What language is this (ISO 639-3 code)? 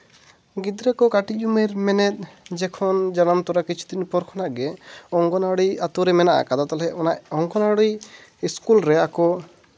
sat